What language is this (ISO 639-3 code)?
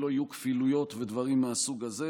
heb